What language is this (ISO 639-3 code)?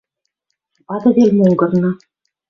mrj